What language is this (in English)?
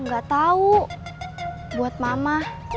Indonesian